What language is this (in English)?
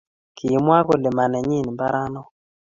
Kalenjin